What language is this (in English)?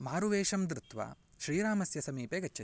Sanskrit